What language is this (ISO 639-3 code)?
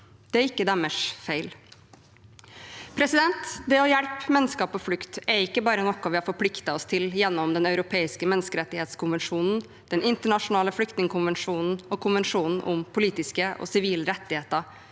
nor